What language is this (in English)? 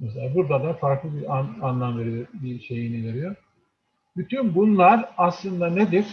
Turkish